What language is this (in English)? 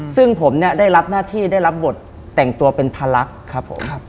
Thai